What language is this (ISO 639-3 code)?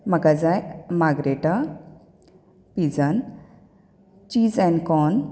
kok